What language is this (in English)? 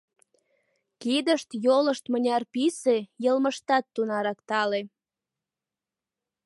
Mari